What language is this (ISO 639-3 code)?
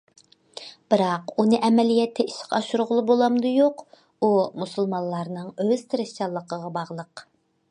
uig